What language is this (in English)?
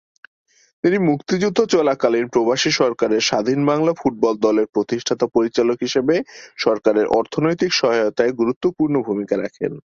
Bangla